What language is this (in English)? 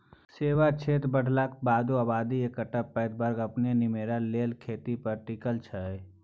Maithili